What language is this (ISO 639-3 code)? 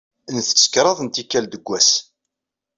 kab